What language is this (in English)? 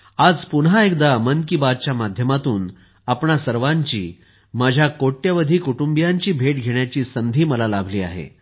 Marathi